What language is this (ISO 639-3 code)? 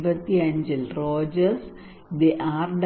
mal